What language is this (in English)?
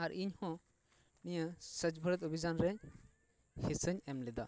Santali